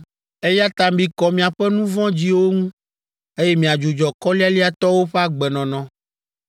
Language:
Ewe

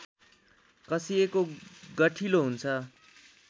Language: Nepali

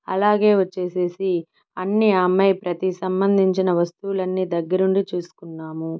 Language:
Telugu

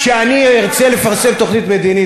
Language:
Hebrew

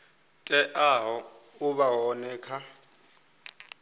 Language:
Venda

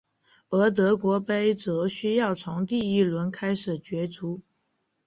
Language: Chinese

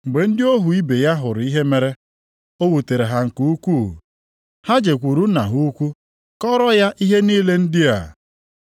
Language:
Igbo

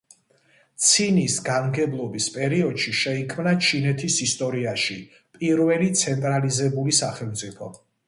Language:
Georgian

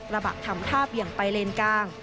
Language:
Thai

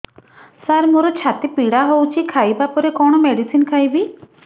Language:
Odia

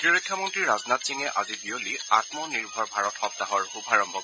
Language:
Assamese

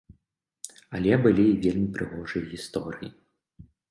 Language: Belarusian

